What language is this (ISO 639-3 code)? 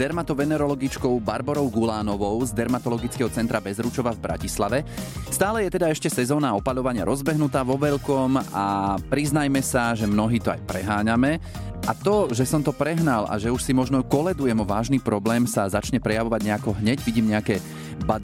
slk